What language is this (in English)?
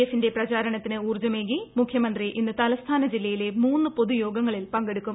Malayalam